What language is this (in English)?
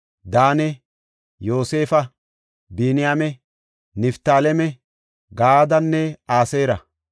Gofa